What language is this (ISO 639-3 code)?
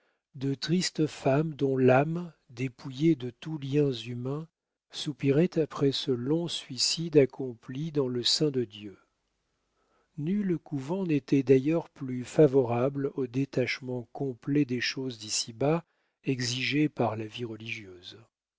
fra